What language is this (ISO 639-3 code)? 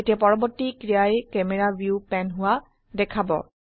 asm